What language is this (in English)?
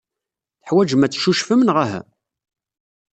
Kabyle